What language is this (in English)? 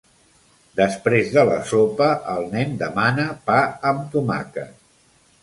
Catalan